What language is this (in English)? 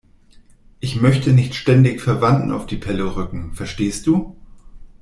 German